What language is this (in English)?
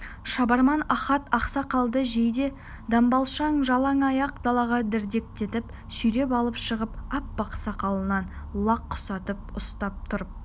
Kazakh